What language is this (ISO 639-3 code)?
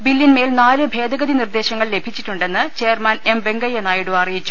mal